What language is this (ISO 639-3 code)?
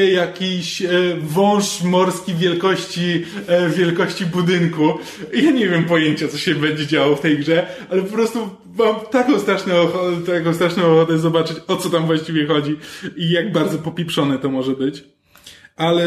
pol